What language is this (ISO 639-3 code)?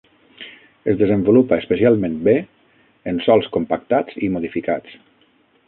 cat